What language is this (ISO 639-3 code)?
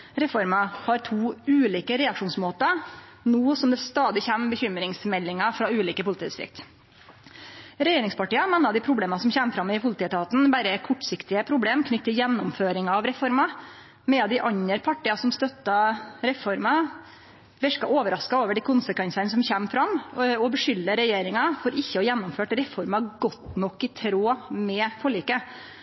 nno